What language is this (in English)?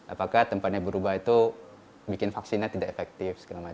Indonesian